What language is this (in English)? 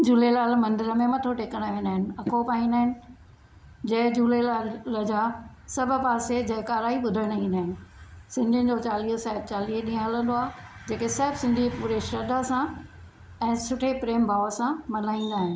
Sindhi